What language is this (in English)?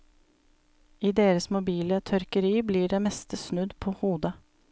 Norwegian